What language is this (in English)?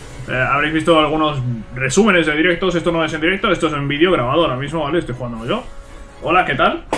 Spanish